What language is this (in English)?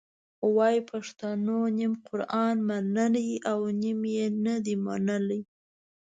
Pashto